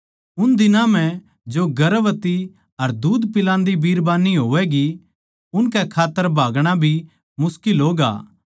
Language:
Haryanvi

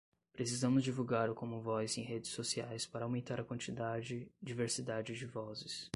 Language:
Portuguese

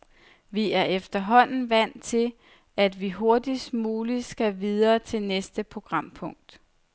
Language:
Danish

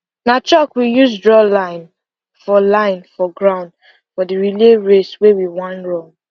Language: Nigerian Pidgin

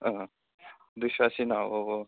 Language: Bodo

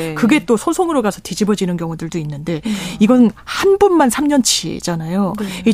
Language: Korean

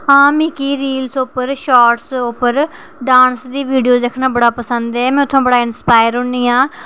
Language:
Dogri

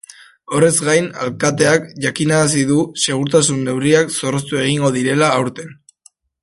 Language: Basque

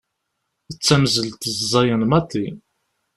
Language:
Kabyle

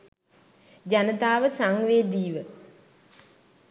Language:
Sinhala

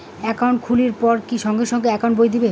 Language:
Bangla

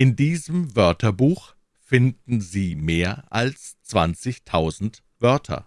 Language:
German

